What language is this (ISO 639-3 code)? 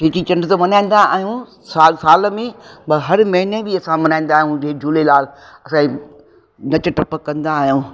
snd